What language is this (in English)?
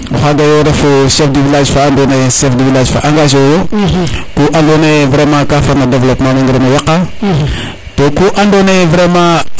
Serer